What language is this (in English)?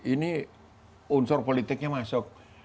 Indonesian